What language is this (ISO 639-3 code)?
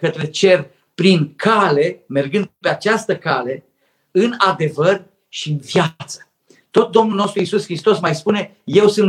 ron